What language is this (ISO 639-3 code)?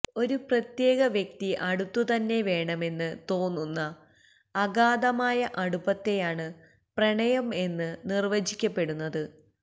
mal